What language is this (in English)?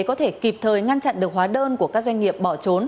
Vietnamese